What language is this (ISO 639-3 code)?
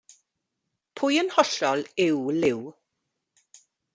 cym